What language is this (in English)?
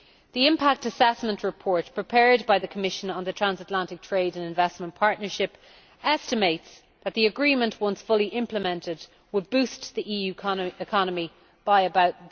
English